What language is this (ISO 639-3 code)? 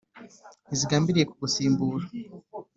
kin